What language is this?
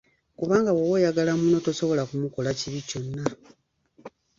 Ganda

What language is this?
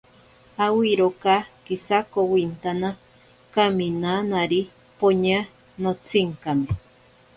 Ashéninka Perené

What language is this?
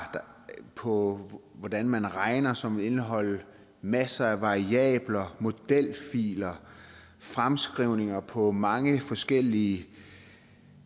Danish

